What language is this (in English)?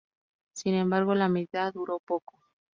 Spanish